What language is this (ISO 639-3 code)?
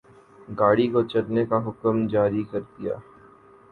urd